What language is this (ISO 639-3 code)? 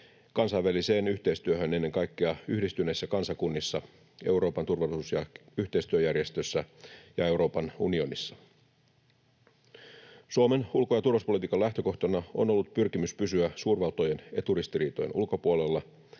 fin